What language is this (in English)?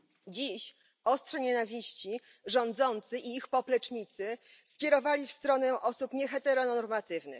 Polish